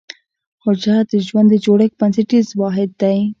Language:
Pashto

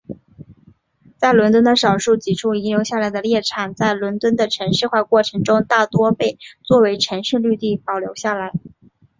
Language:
Chinese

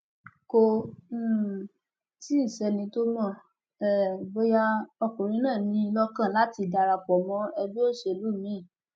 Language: Yoruba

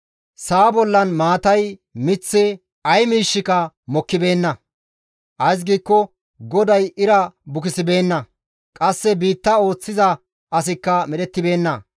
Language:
Gamo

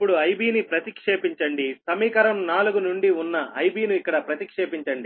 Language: Telugu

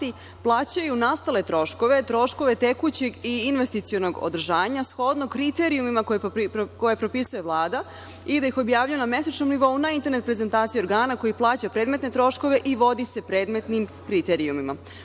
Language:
Serbian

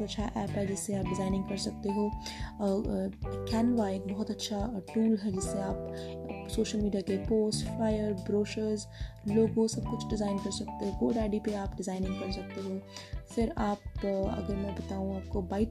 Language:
Hindi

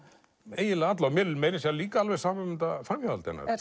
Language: Icelandic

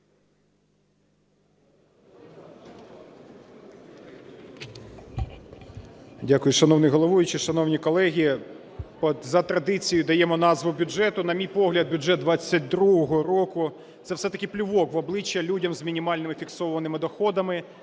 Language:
Ukrainian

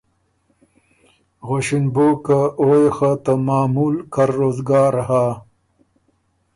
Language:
Ormuri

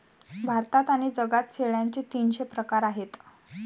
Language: Marathi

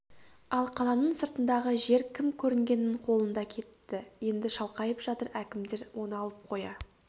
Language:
Kazakh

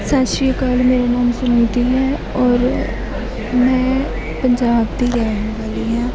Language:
Punjabi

